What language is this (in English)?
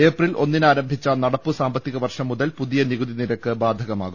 Malayalam